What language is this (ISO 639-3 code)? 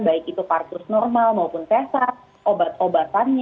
ind